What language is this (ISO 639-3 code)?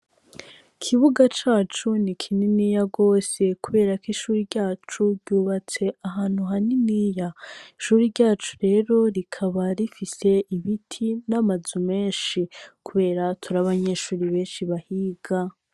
run